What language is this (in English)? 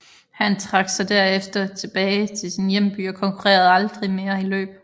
Danish